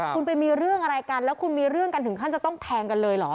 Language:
Thai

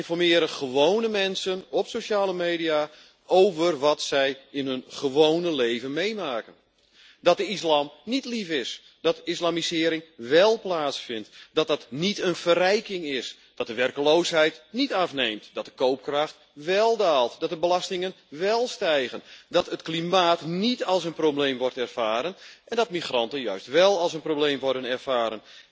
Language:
Dutch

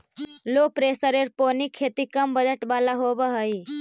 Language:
Magahi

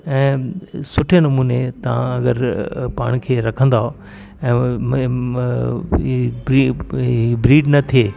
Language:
Sindhi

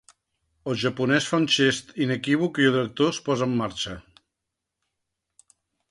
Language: Catalan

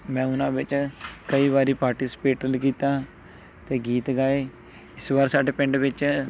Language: Punjabi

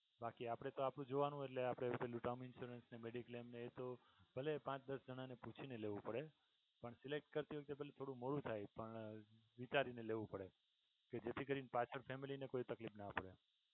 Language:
Gujarati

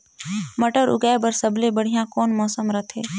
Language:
Chhattisgarhi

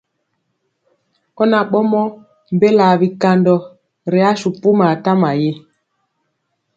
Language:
Mpiemo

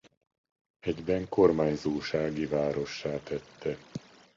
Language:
Hungarian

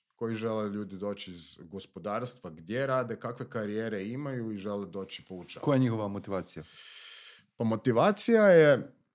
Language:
Croatian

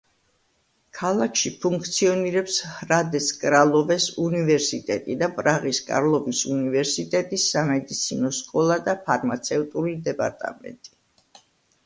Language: Georgian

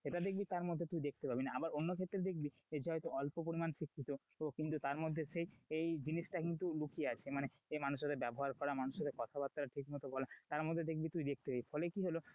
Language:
Bangla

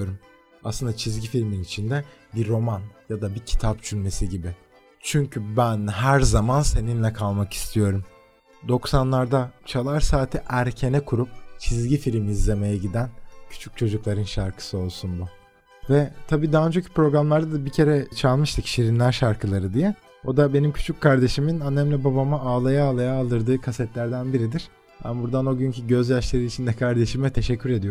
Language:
Turkish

